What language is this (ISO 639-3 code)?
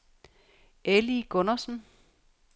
dan